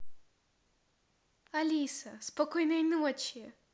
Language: Russian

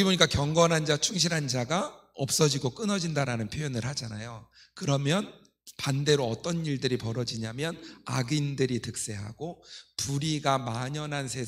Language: Korean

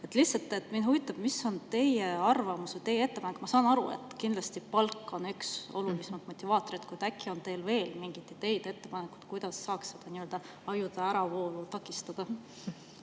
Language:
Estonian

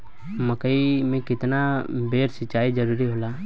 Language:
Bhojpuri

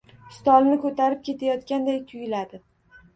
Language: Uzbek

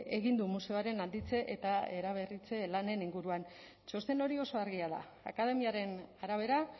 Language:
Basque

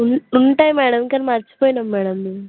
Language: Telugu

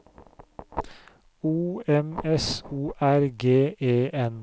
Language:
Norwegian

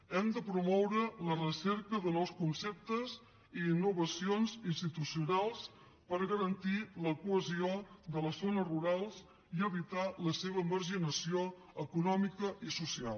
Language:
Catalan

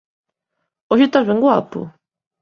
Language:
Galician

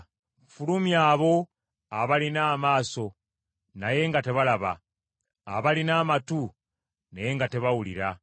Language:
Ganda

